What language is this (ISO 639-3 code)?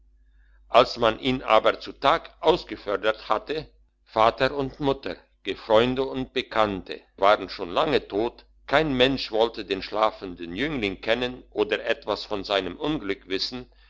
deu